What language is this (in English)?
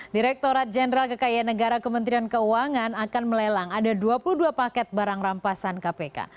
Indonesian